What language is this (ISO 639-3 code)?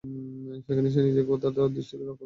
ben